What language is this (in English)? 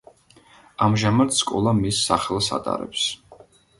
Georgian